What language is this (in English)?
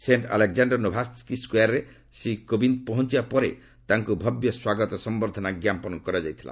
Odia